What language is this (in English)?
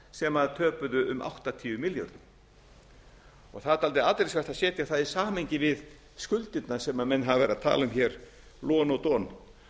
Icelandic